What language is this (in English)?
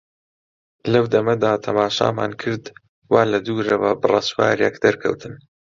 Central Kurdish